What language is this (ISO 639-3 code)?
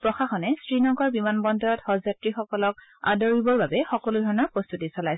asm